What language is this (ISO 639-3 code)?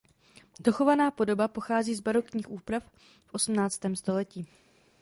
ces